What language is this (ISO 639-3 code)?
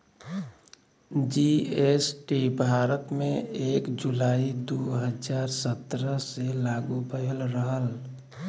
bho